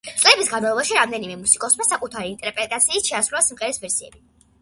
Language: Georgian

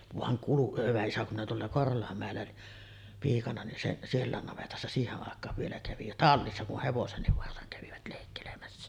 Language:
Finnish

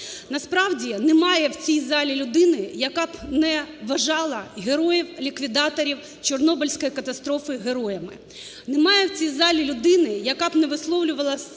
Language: Ukrainian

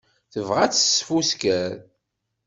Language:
Kabyle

